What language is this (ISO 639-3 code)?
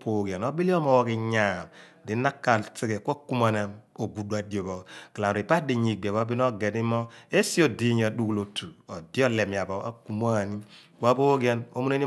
abn